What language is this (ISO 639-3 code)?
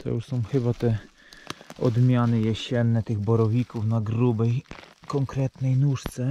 pol